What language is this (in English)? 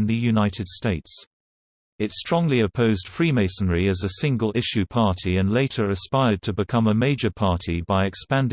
English